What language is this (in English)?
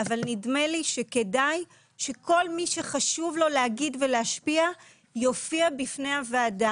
Hebrew